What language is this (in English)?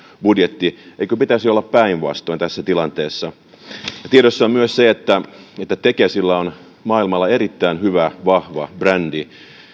Finnish